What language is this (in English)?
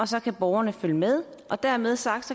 Danish